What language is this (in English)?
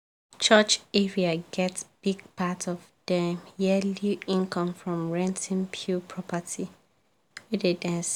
Nigerian Pidgin